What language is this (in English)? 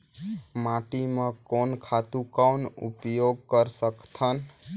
Chhattisgarhi